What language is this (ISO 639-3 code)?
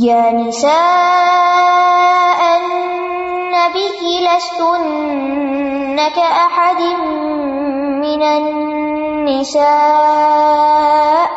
urd